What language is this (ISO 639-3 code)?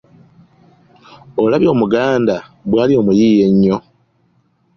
lug